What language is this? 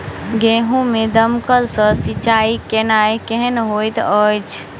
Maithili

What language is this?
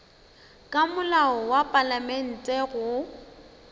Northern Sotho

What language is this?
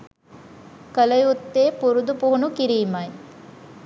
Sinhala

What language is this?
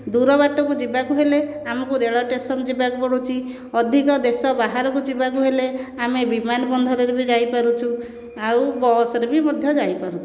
Odia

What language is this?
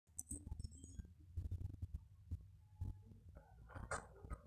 Masai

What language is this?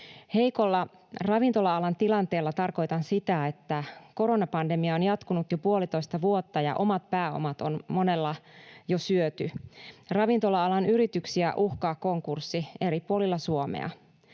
Finnish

